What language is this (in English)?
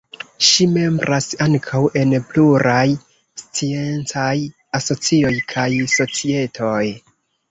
Esperanto